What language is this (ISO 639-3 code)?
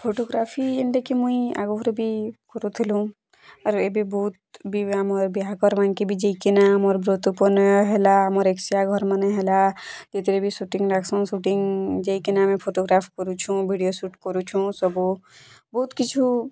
ori